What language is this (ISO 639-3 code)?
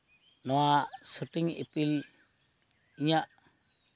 sat